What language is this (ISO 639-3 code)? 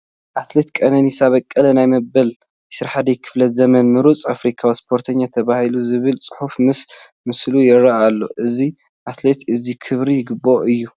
tir